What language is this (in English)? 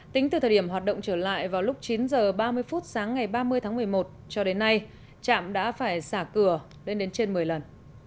Vietnamese